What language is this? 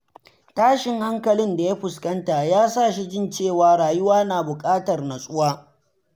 Hausa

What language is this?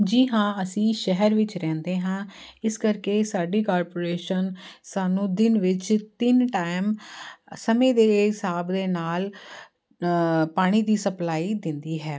Punjabi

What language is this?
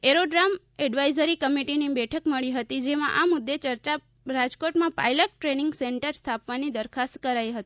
Gujarati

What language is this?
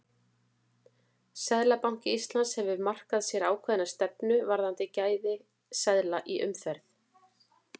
Icelandic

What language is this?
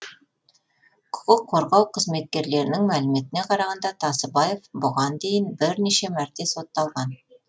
Kazakh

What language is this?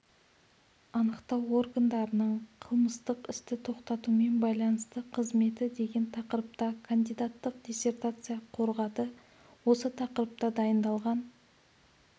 Kazakh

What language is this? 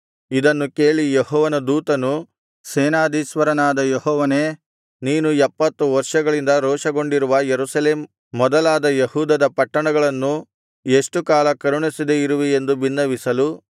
Kannada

